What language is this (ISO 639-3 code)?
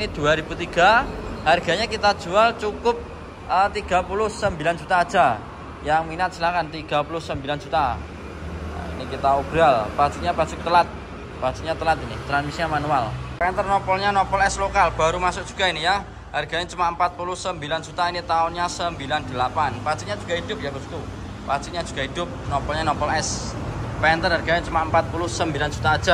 ind